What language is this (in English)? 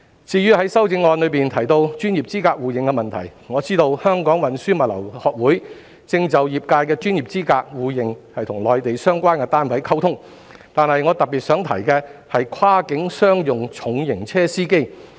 Cantonese